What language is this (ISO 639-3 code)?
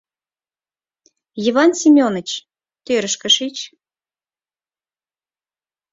chm